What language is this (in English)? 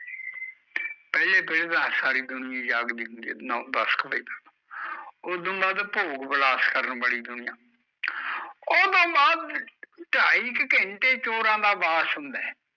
Punjabi